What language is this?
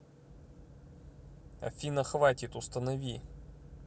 Russian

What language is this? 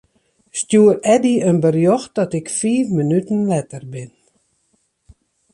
Western Frisian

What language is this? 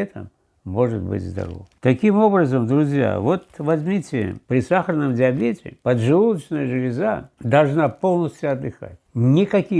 Russian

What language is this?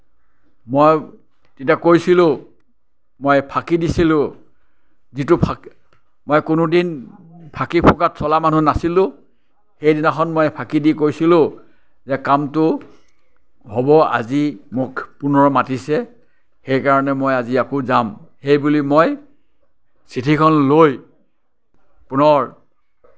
Assamese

